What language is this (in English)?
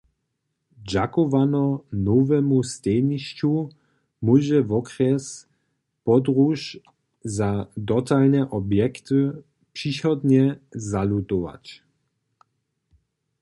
Upper Sorbian